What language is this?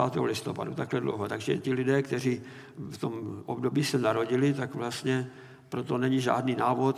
Czech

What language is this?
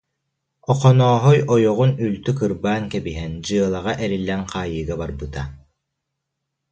Yakut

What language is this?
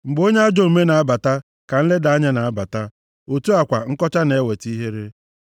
Igbo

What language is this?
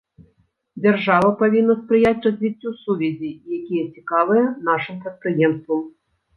Belarusian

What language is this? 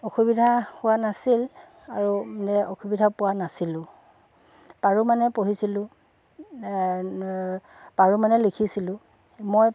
Assamese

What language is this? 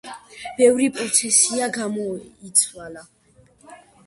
Georgian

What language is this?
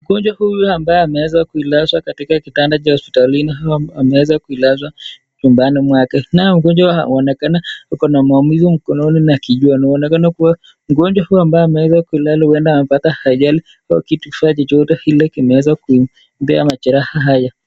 Swahili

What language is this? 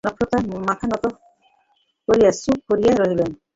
Bangla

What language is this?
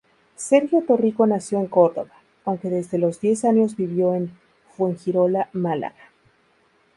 Spanish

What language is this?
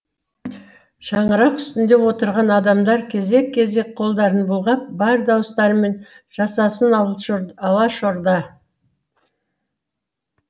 Kazakh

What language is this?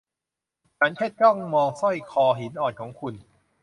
Thai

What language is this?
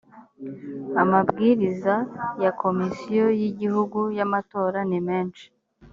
Kinyarwanda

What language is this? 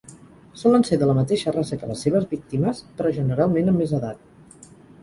Catalan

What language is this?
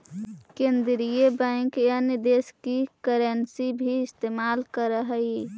Magahi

